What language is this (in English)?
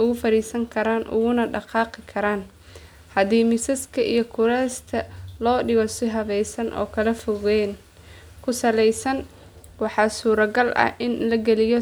Somali